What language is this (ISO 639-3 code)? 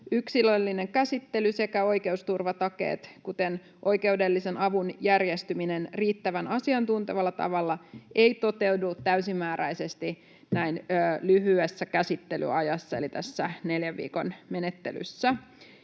fin